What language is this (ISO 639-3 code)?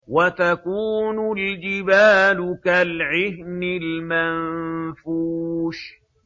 ara